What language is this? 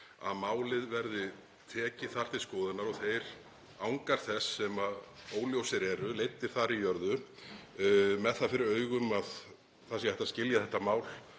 Icelandic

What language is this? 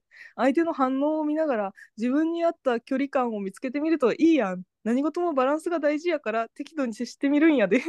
Japanese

